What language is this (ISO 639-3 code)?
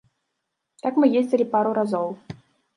bel